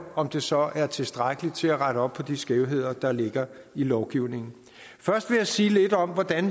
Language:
Danish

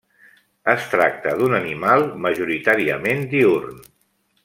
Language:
Catalan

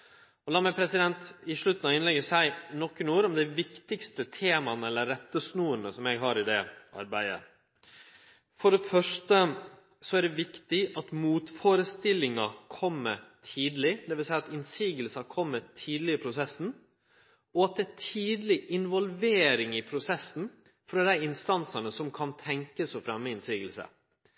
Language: Norwegian Nynorsk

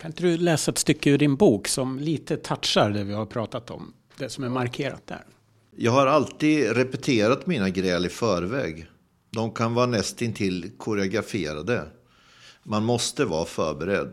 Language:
Swedish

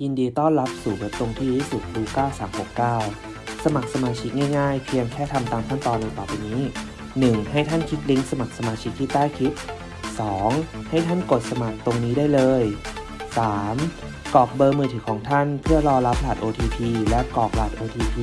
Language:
Thai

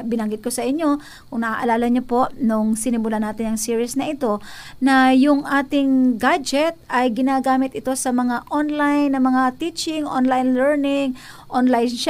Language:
Filipino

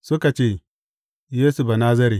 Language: Hausa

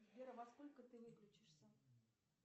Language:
Russian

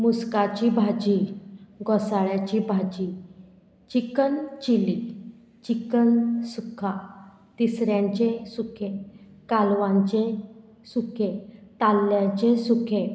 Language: Konkani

